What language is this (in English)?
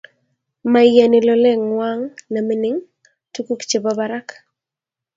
Kalenjin